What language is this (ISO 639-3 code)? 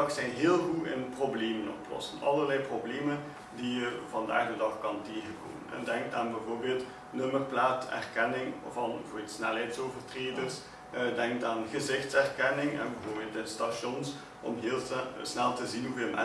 nld